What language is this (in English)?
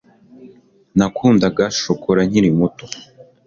Kinyarwanda